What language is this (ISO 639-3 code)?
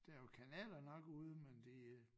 dan